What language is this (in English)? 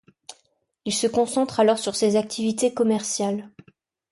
French